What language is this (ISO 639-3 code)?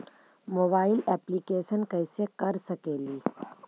mag